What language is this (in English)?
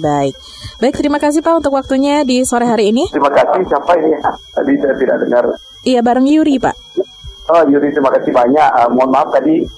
Indonesian